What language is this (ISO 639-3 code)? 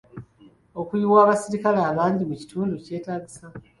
lug